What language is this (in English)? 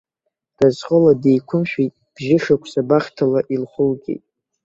Abkhazian